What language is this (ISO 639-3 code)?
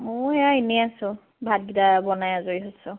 asm